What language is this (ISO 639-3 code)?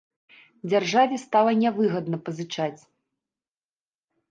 bel